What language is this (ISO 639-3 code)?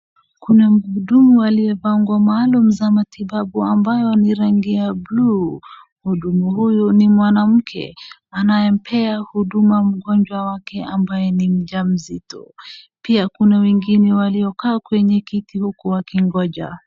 swa